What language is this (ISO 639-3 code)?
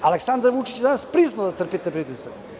srp